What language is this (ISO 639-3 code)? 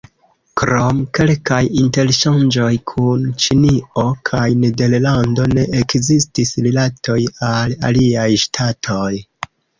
epo